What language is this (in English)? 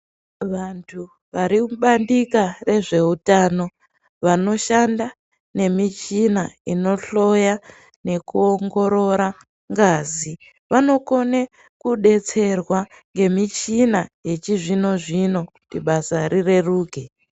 Ndau